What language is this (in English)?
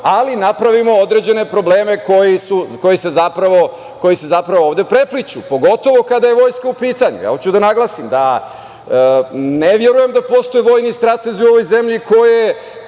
Serbian